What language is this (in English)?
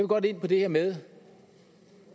Danish